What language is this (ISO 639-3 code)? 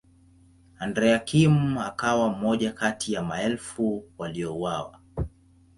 swa